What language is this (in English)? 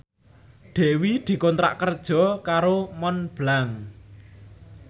Javanese